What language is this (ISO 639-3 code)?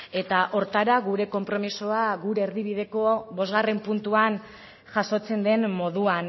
eus